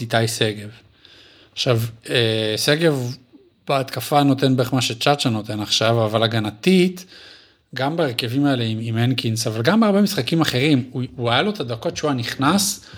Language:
Hebrew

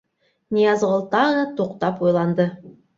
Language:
Bashkir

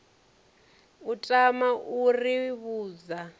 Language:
Venda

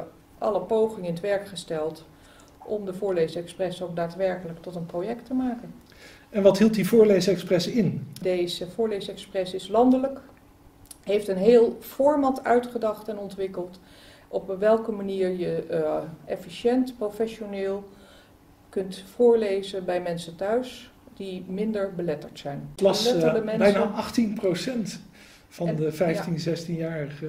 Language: Dutch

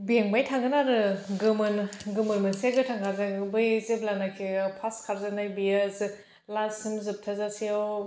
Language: Bodo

